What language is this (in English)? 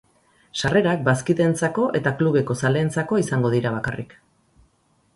Basque